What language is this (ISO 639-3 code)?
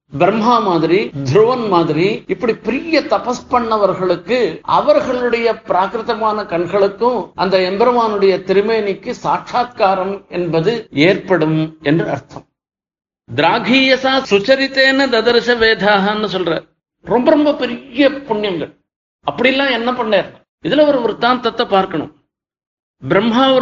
tam